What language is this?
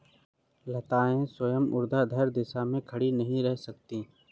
Hindi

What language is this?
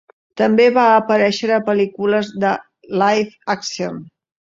Catalan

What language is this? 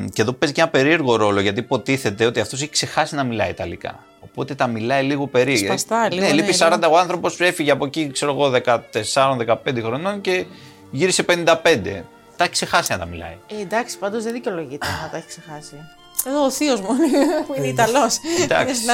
Greek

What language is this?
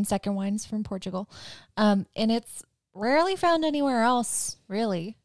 English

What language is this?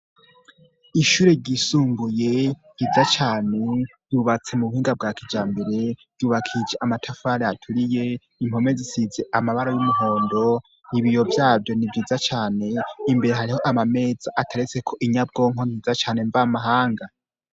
Rundi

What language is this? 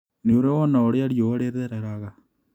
Kikuyu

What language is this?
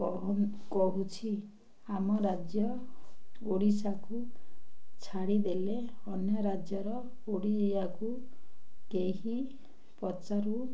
Odia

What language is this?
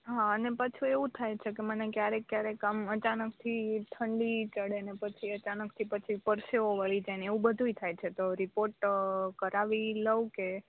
Gujarati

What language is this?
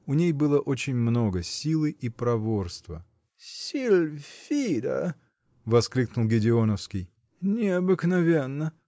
Russian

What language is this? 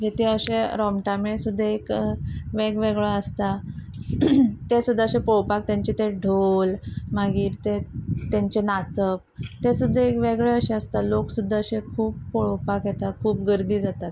Konkani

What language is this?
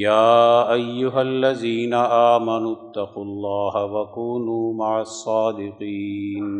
Urdu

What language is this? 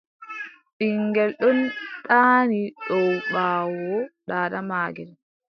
Adamawa Fulfulde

